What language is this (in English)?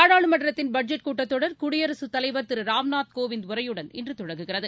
Tamil